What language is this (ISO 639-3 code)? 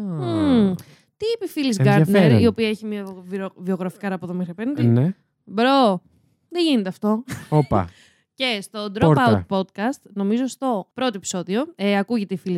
ell